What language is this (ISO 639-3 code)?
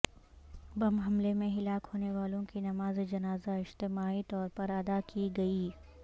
urd